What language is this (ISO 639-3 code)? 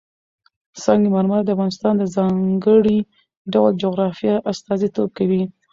pus